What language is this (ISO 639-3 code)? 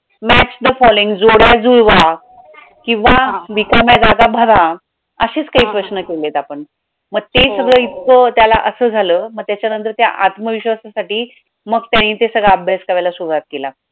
mar